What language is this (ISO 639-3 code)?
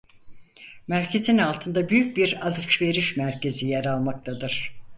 tur